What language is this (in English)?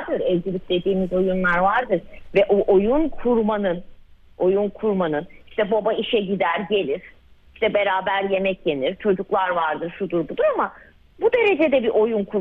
Turkish